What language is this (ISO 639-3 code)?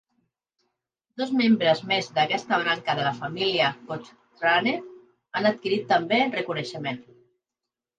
cat